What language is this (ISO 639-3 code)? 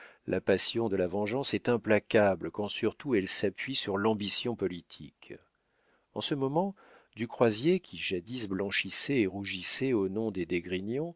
fra